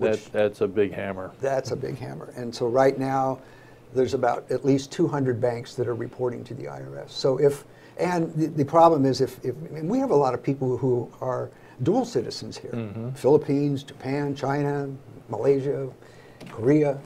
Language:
English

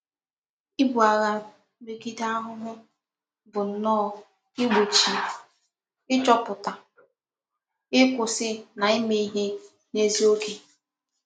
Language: Igbo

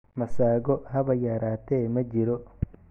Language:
Somali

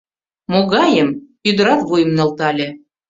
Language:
Mari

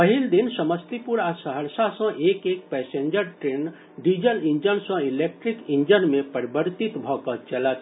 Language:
Maithili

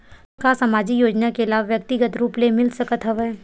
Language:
Chhattisgarhi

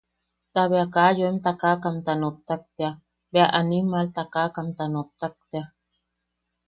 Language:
Yaqui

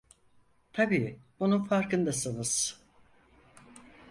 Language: Turkish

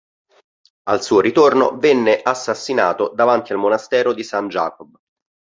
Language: Italian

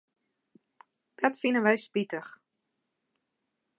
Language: Western Frisian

